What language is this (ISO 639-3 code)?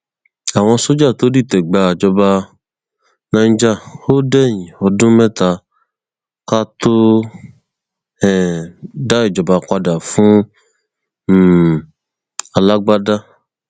yor